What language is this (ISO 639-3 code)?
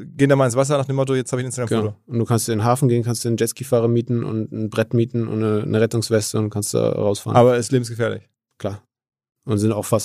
deu